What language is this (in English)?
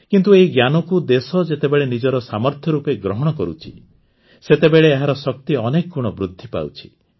Odia